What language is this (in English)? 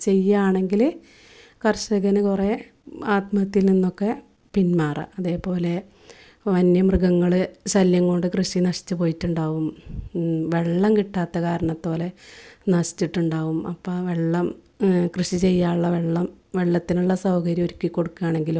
Malayalam